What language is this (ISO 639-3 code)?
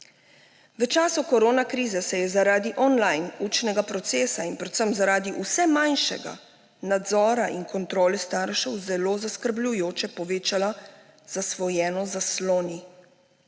slv